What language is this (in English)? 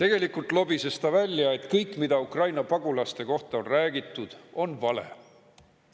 Estonian